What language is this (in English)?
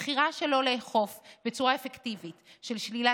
Hebrew